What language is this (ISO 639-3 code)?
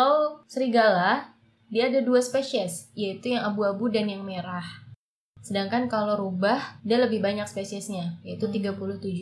ind